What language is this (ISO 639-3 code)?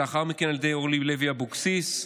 heb